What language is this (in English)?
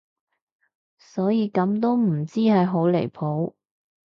Cantonese